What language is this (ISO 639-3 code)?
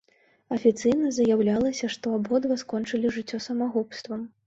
bel